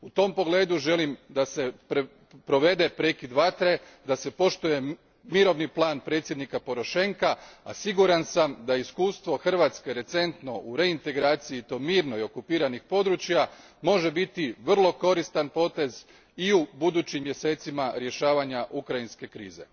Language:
Croatian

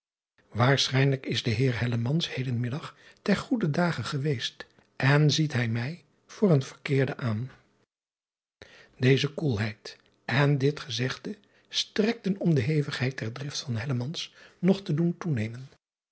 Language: Dutch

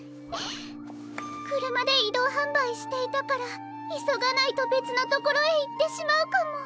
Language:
Japanese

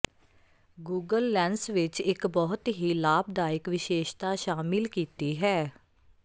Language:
Punjabi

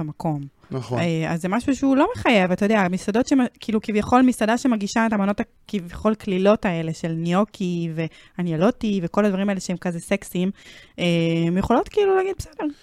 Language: Hebrew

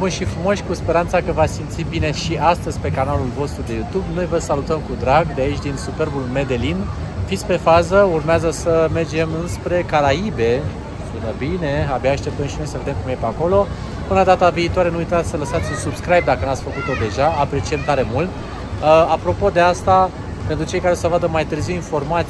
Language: Romanian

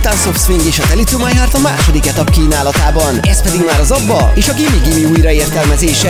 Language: Hungarian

